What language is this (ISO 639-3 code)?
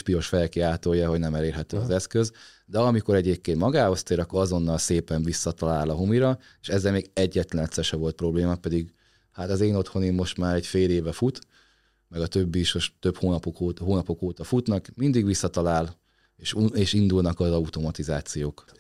hun